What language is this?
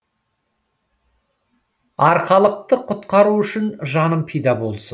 Kazakh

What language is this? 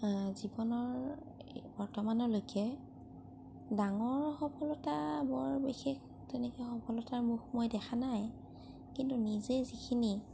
Assamese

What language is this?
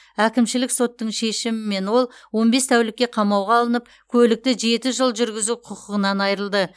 Kazakh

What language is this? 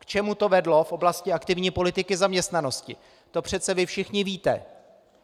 Czech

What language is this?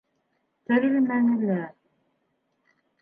Bashkir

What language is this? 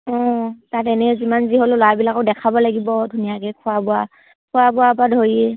Assamese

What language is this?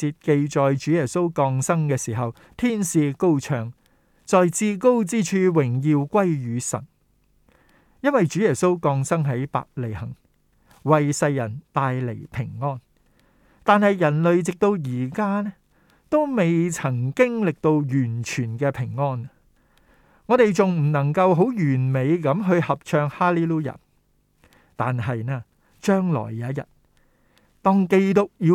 Chinese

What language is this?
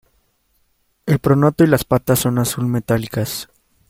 Spanish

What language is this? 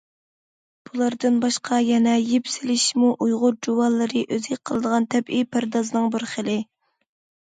Uyghur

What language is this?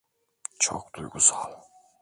Turkish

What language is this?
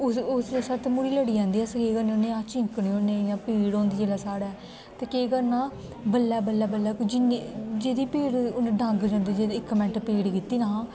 Dogri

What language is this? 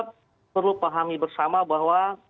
Indonesian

